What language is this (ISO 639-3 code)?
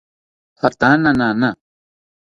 cpy